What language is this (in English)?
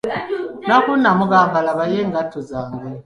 Ganda